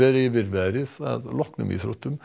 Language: Icelandic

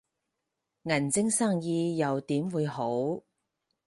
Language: Cantonese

